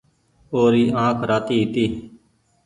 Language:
Goaria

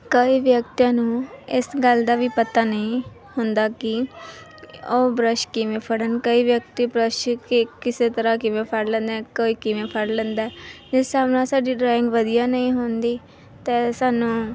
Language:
Punjabi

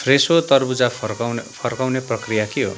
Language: Nepali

